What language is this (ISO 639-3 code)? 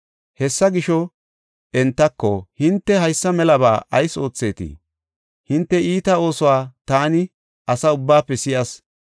gof